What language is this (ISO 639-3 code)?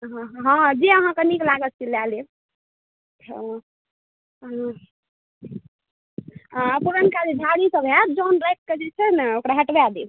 mai